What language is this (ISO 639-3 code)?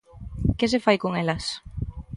glg